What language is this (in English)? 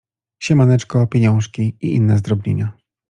Polish